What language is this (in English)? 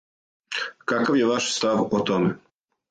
Serbian